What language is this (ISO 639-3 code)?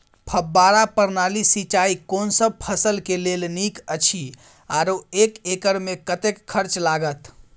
mai